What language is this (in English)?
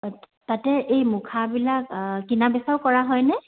Assamese